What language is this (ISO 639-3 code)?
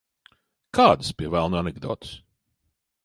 lav